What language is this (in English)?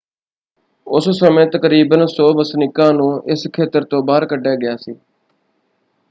Punjabi